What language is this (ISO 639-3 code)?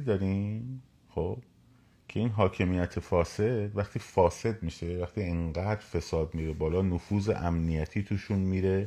fas